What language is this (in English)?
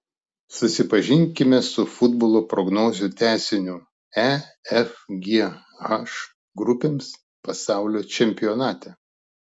Lithuanian